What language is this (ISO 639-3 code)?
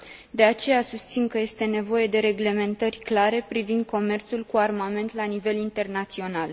ron